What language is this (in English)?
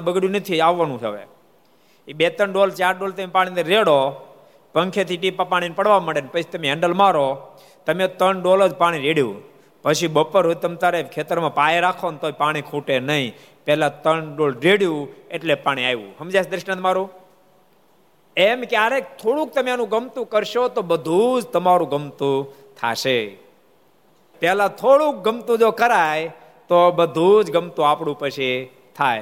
Gujarati